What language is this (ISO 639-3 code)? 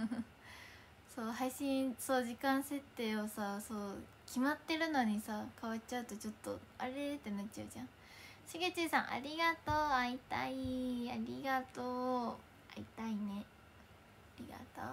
jpn